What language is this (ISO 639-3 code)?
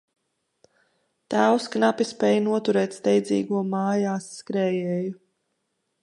lav